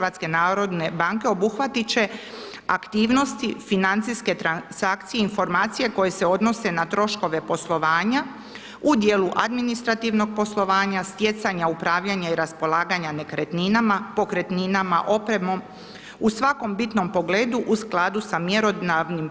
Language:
Croatian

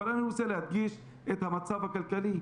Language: Hebrew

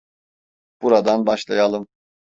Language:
Turkish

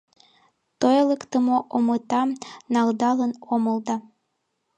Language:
Mari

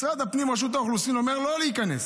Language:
Hebrew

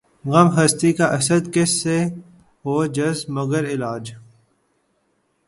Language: Urdu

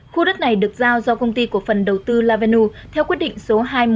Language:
Vietnamese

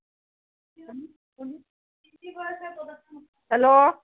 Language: Assamese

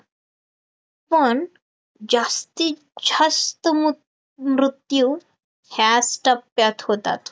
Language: Marathi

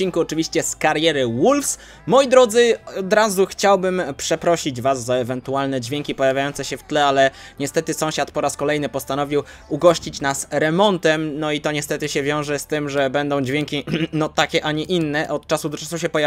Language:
Polish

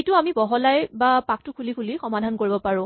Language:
Assamese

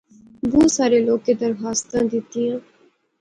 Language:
Pahari-Potwari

